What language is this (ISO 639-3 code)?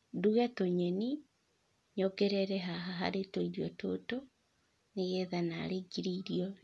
kik